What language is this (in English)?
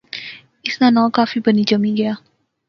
Pahari-Potwari